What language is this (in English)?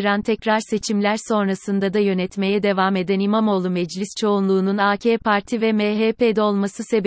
Turkish